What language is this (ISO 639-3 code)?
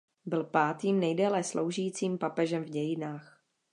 ces